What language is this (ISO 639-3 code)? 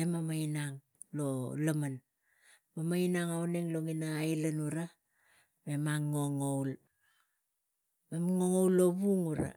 tgc